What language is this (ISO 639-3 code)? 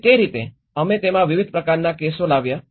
guj